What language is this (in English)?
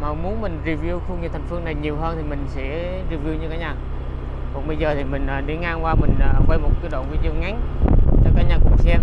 Vietnamese